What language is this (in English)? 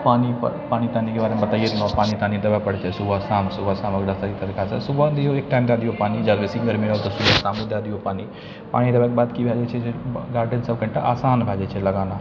Maithili